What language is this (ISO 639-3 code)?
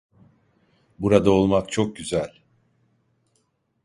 tur